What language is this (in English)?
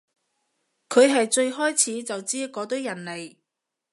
Cantonese